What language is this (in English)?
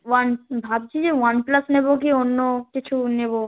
Bangla